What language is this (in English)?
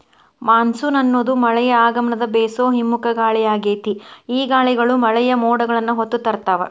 Kannada